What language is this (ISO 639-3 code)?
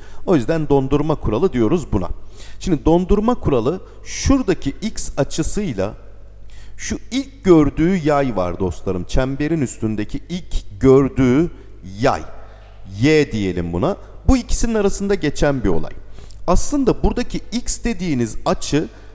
tur